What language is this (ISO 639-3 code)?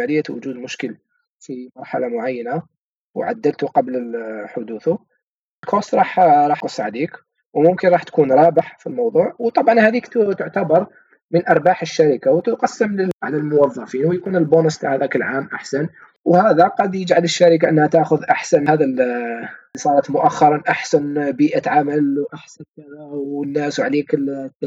ara